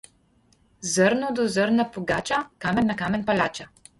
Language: Slovenian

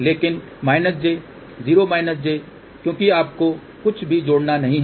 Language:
Hindi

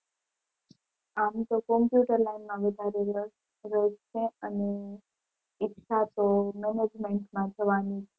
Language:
Gujarati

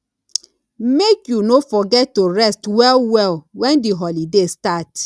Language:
Nigerian Pidgin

